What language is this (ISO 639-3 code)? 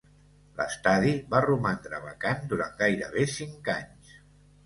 cat